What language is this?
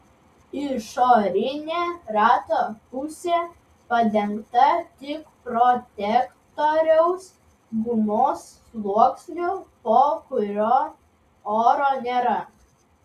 Lithuanian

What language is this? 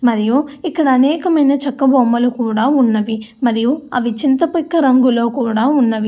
Telugu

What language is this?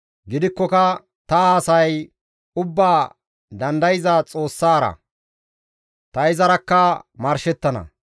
Gamo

